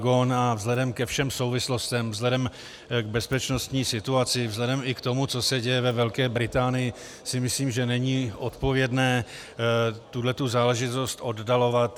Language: Czech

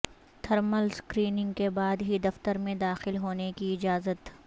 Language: Urdu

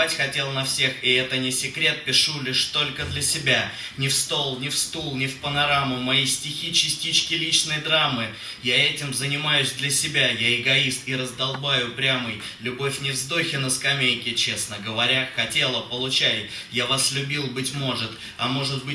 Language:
Russian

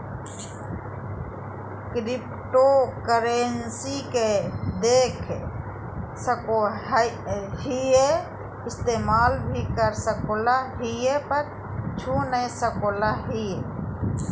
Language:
Magahi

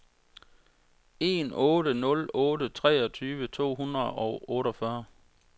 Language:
Danish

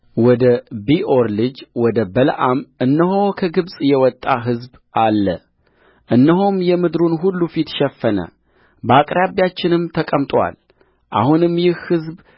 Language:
Amharic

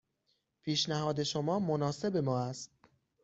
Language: Persian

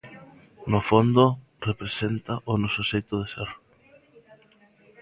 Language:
Galician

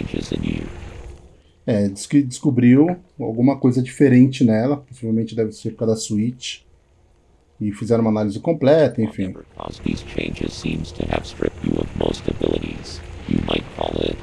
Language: Portuguese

